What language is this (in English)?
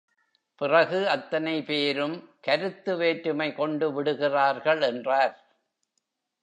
Tamil